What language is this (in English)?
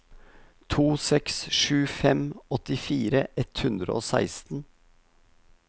Norwegian